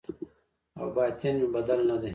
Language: Pashto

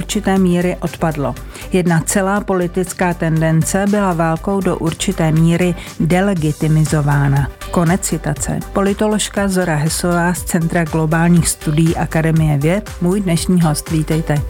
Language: Czech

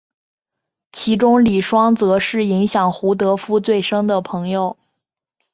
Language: Chinese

